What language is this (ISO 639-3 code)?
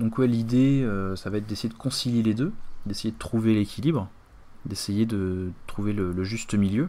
fra